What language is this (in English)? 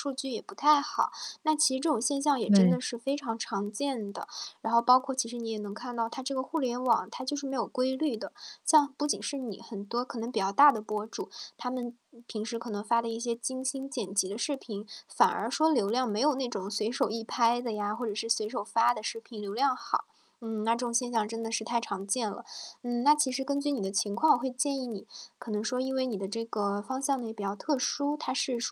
Chinese